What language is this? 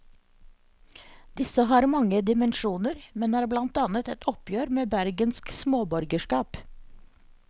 Norwegian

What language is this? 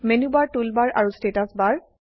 Assamese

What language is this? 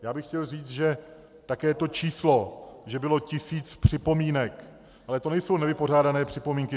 Czech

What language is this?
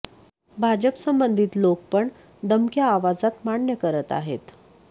Marathi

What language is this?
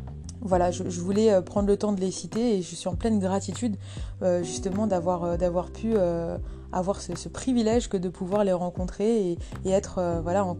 French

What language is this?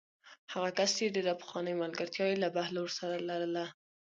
Pashto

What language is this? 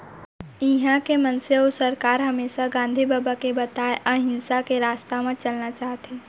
Chhattisgarhi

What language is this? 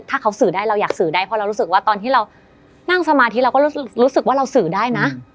Thai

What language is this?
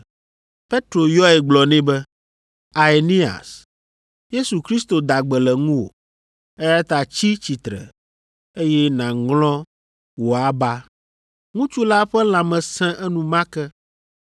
Ewe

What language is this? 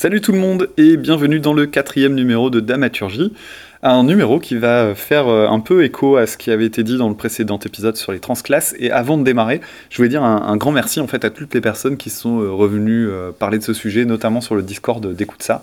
French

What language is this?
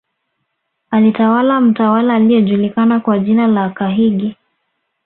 Swahili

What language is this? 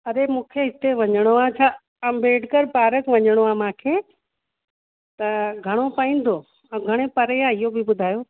Sindhi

